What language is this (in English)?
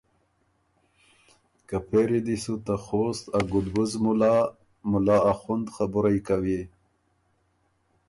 Ormuri